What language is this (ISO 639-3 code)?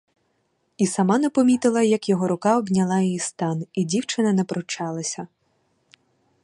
ukr